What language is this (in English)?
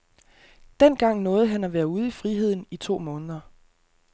Danish